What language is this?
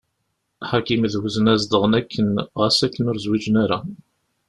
Kabyle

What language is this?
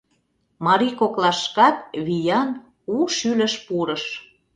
Mari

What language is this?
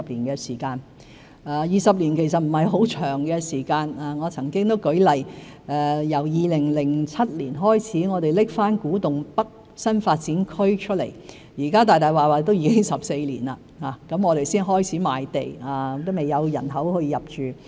Cantonese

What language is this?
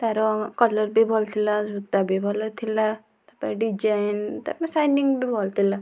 Odia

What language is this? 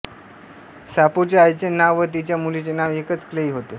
Marathi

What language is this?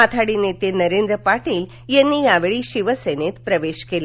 Marathi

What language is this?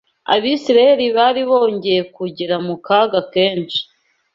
Kinyarwanda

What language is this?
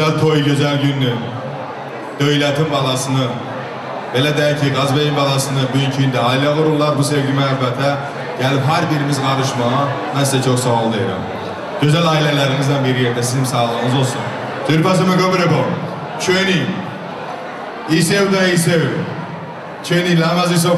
Turkish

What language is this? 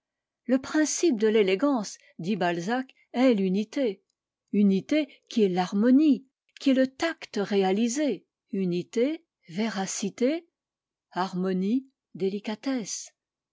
French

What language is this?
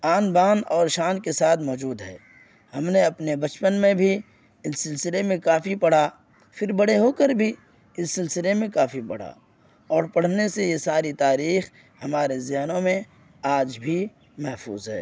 Urdu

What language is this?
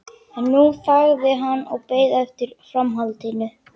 Icelandic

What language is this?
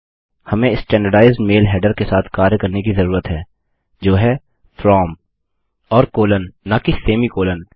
Hindi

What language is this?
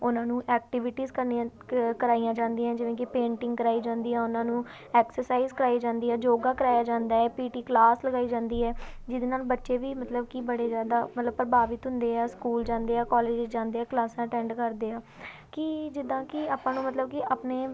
Punjabi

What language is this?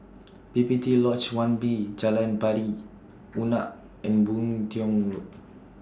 English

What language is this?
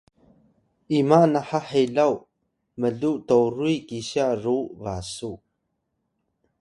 Atayal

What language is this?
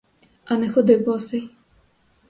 Ukrainian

